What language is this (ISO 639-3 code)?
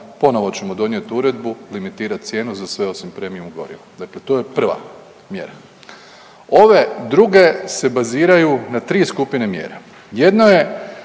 hrv